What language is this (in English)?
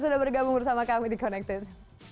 Indonesian